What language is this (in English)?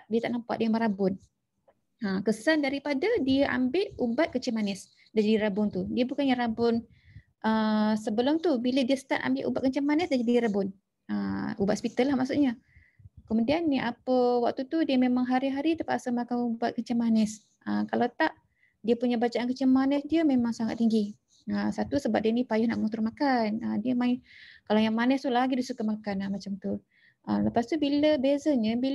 Malay